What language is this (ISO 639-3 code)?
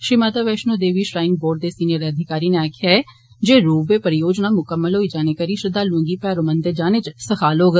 doi